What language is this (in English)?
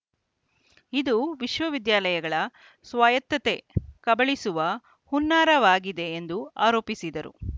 Kannada